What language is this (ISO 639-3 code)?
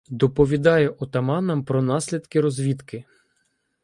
ukr